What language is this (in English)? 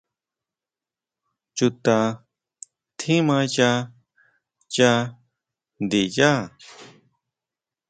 Huautla Mazatec